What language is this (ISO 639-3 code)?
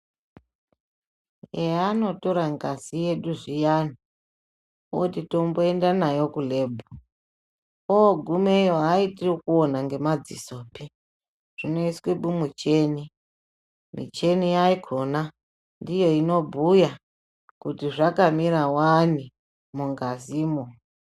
ndc